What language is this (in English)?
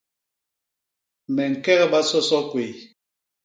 Basaa